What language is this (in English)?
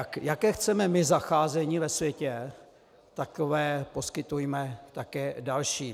Czech